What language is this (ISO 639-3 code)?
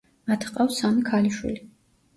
kat